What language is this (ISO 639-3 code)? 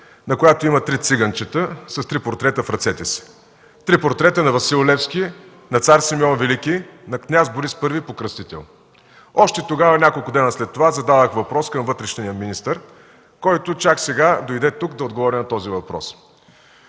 bul